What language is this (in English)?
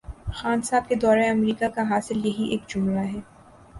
Urdu